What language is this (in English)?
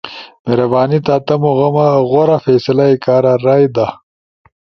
Ushojo